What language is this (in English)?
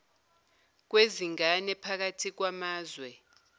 Zulu